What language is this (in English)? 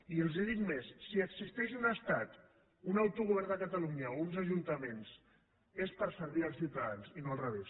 Catalan